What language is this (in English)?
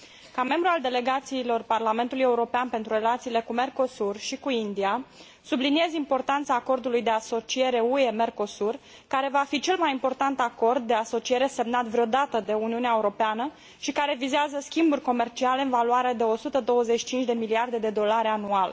Romanian